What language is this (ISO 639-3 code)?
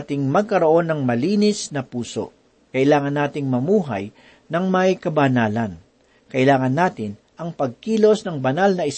fil